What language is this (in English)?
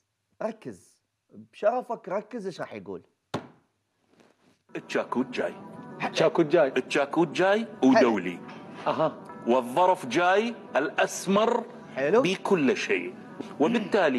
Arabic